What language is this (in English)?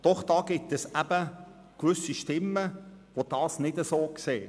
Swiss German